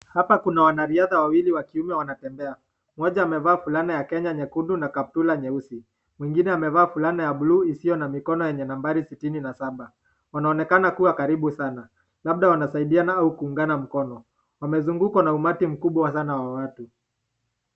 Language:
Swahili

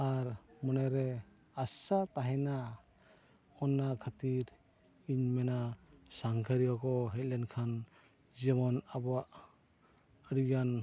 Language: Santali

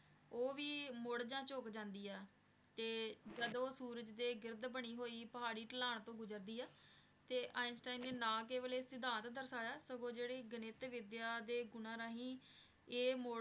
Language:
Punjabi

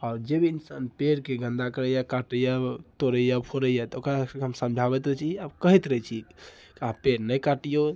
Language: Maithili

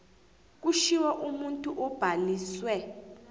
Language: South Ndebele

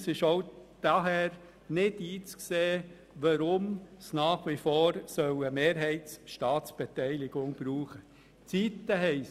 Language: Swiss German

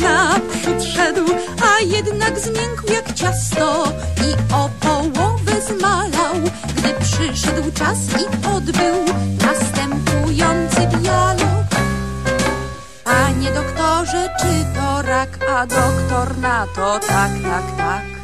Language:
Polish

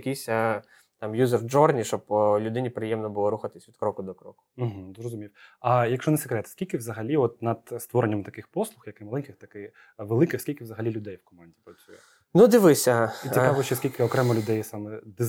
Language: Ukrainian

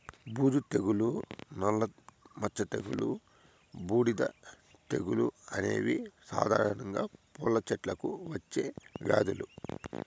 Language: Telugu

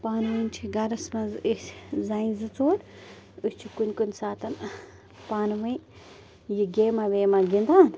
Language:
Kashmiri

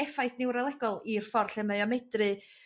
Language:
Welsh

